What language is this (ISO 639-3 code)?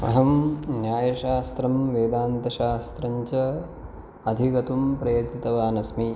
san